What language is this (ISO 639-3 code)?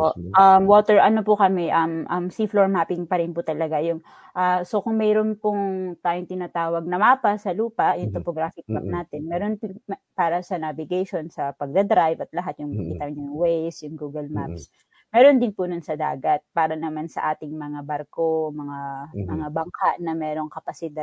fil